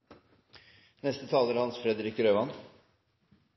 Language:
Norwegian Bokmål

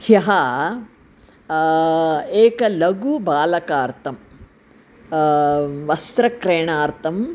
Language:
Sanskrit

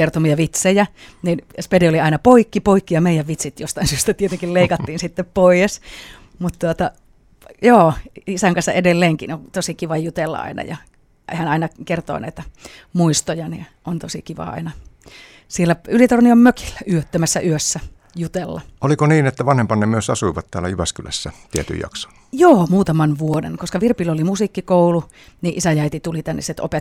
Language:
Finnish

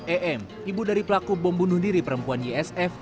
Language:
Indonesian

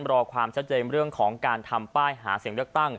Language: Thai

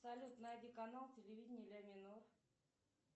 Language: Russian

